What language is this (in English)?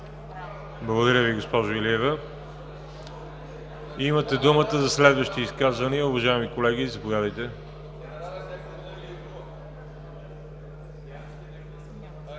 Bulgarian